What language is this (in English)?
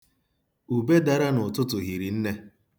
Igbo